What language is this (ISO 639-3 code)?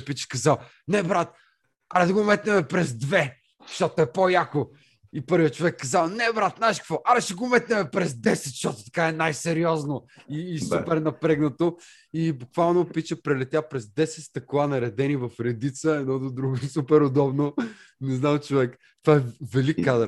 bul